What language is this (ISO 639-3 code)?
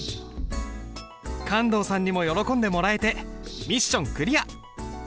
jpn